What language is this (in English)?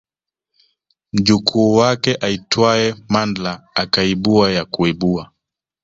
Swahili